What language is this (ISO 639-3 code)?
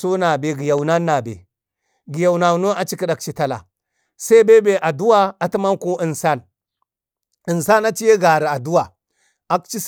bde